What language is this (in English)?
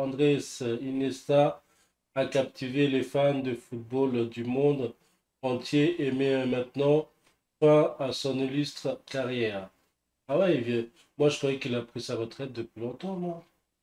French